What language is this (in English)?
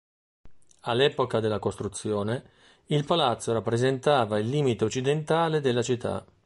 Italian